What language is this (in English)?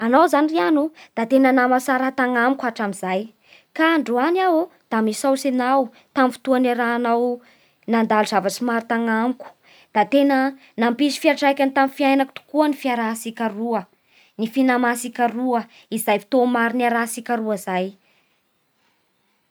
Bara Malagasy